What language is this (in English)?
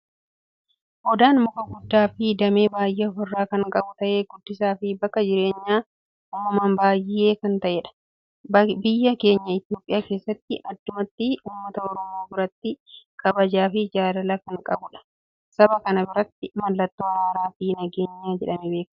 Oromo